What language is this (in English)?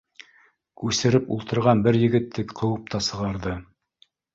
Bashkir